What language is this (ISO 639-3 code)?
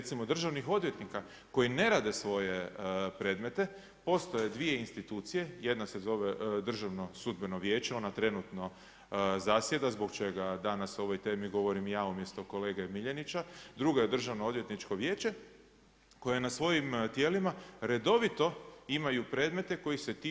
hrv